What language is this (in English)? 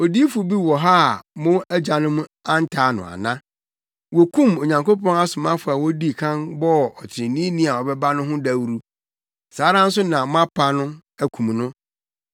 Akan